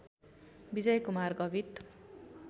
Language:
Nepali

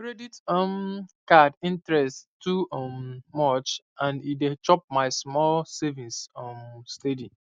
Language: Nigerian Pidgin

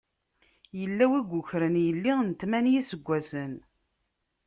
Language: Kabyle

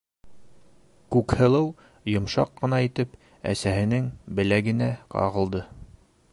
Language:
Bashkir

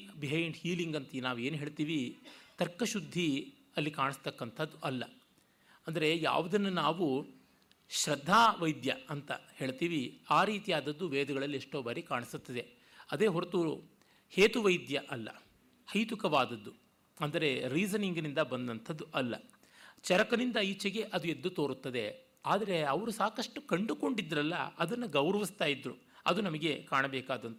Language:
Kannada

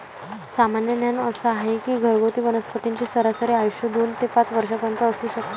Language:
Marathi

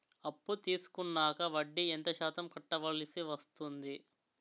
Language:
Telugu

